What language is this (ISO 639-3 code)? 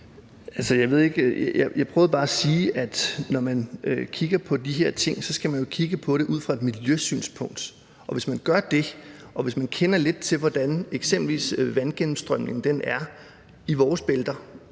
dan